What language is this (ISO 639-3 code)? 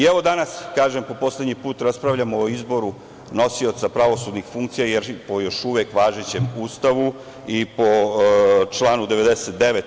srp